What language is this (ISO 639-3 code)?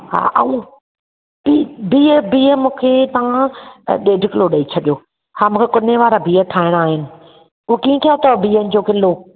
snd